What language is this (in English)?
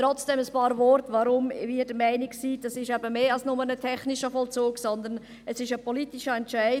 Swiss German